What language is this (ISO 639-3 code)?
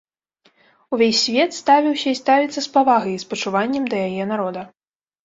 bel